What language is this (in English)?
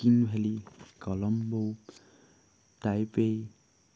Assamese